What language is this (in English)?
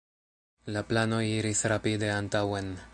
Esperanto